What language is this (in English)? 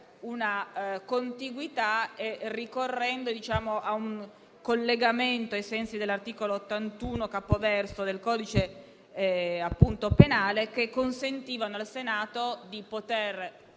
Italian